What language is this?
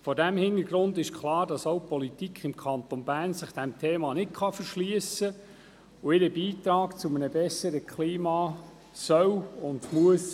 Swiss German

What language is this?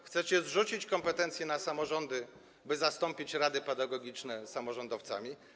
Polish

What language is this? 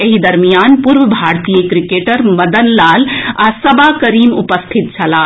Maithili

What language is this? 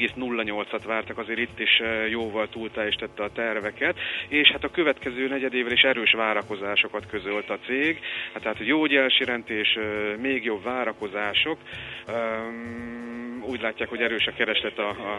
Hungarian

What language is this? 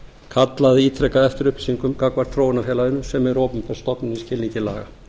Icelandic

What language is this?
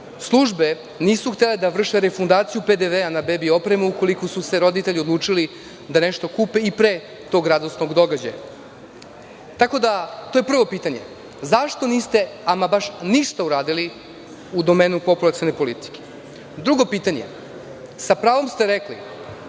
Serbian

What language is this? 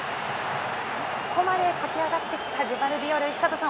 Japanese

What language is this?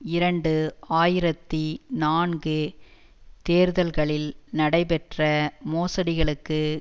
Tamil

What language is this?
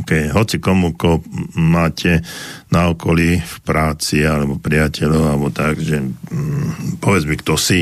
Slovak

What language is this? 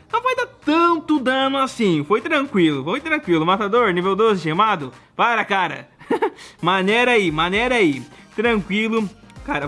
Portuguese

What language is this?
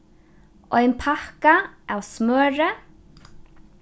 Faroese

